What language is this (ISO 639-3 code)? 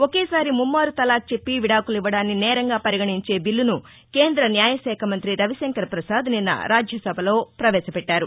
tel